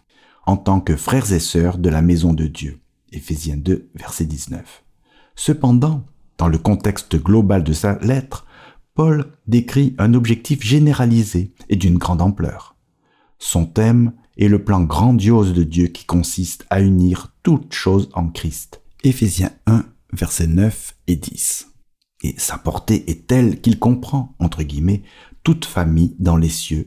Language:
French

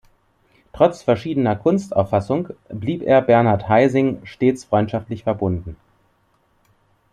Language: German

